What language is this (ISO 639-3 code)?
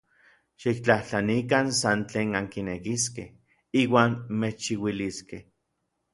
nlv